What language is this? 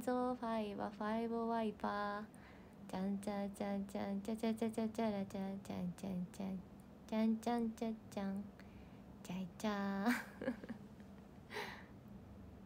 Japanese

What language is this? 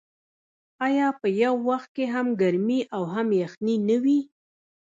Pashto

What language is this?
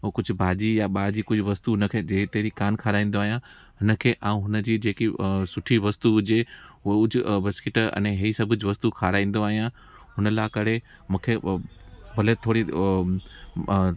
Sindhi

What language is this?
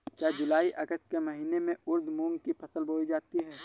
Hindi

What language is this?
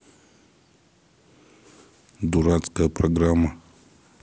Russian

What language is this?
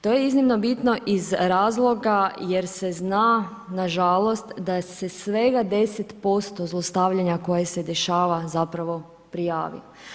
Croatian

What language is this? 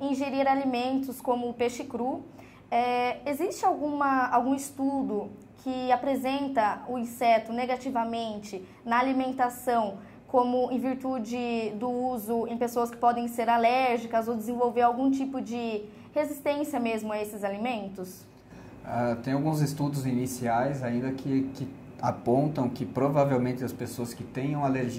Portuguese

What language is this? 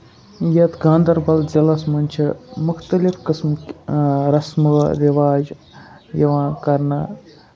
Kashmiri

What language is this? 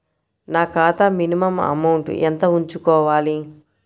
Telugu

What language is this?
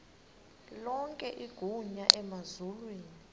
Xhosa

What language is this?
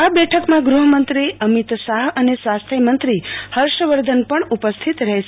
Gujarati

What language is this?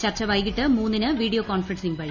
Malayalam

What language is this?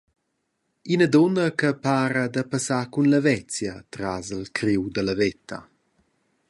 Romansh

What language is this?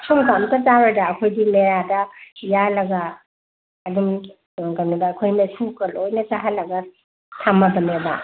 Manipuri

